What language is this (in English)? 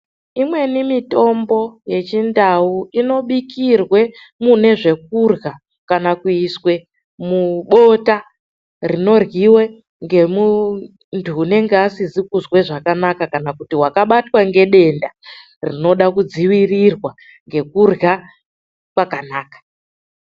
Ndau